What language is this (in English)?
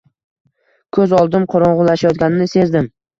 Uzbek